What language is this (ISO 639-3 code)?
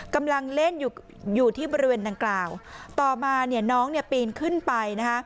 tha